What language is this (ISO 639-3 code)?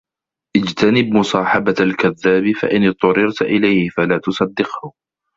ara